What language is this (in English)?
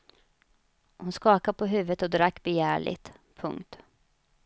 Swedish